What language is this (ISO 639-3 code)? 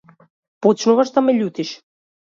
mkd